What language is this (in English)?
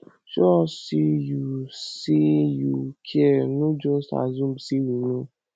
Nigerian Pidgin